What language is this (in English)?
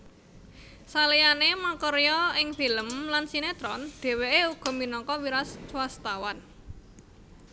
Javanese